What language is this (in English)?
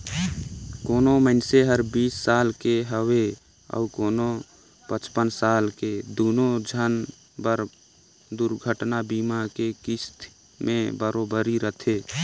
Chhattisgarhi